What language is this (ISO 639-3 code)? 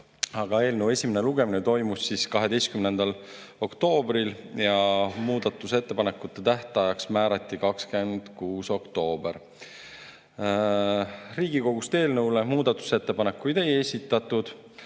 est